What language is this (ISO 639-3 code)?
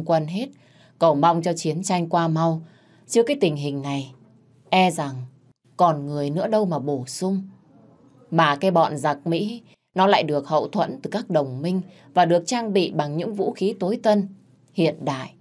vie